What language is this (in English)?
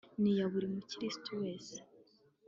Kinyarwanda